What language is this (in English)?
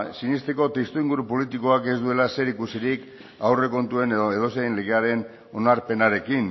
Basque